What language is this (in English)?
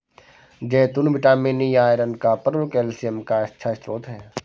Hindi